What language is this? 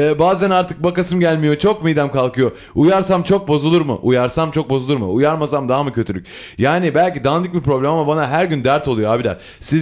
Turkish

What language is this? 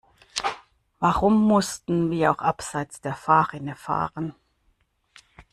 German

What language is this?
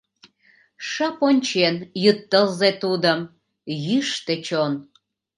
Mari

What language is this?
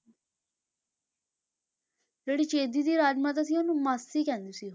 Punjabi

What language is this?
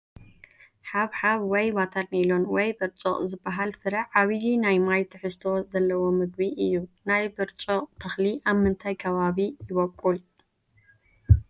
Tigrinya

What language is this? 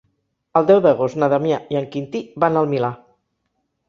Catalan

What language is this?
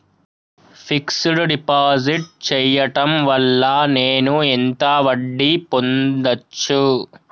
Telugu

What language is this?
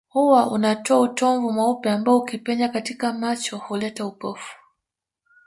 Swahili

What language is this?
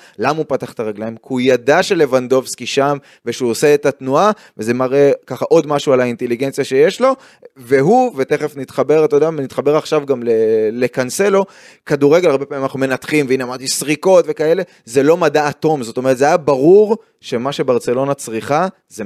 Hebrew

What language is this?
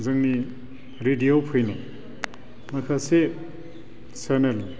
Bodo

